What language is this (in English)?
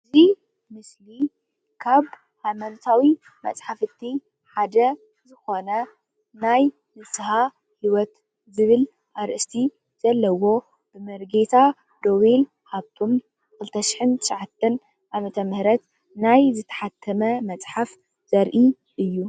Tigrinya